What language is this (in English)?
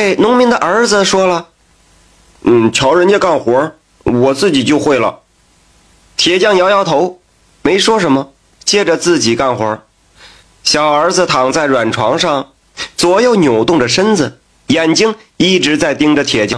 Chinese